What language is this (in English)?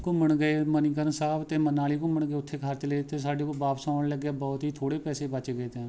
Punjabi